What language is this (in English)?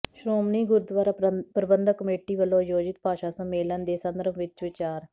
Punjabi